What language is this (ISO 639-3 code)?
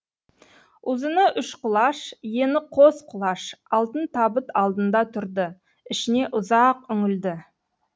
kaz